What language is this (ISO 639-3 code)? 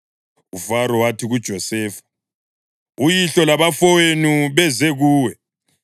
nde